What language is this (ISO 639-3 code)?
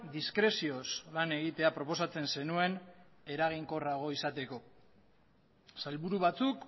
eus